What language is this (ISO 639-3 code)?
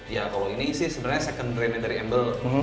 ind